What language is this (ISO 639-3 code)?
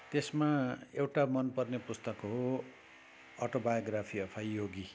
nep